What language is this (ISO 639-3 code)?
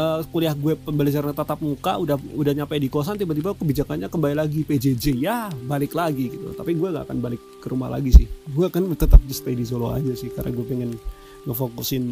ind